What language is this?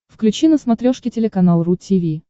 Russian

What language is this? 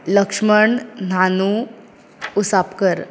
Konkani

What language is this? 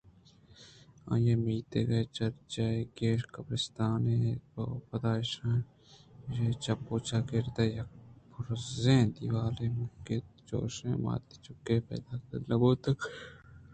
Eastern Balochi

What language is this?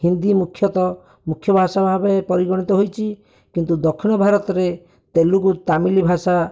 Odia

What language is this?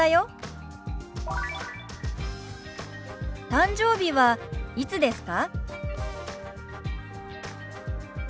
Japanese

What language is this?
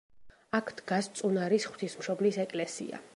Georgian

